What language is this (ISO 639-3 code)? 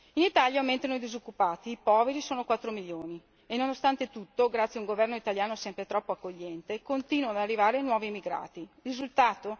ita